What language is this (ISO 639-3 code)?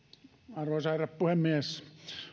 fin